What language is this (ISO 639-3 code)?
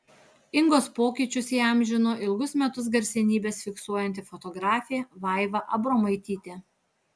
lit